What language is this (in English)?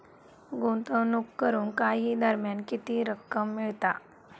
Marathi